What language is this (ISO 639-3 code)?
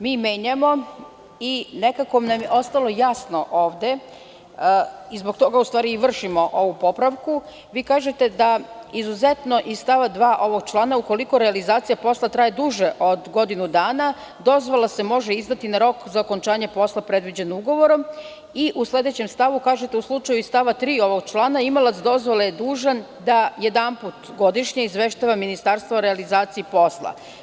srp